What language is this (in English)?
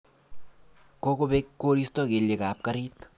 Kalenjin